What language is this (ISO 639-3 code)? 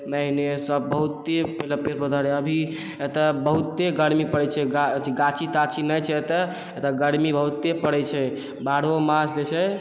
mai